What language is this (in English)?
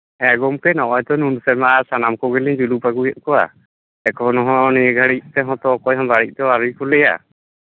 Santali